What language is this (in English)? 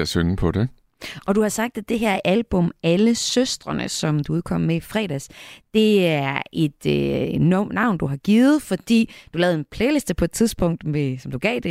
Danish